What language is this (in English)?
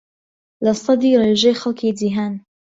Central Kurdish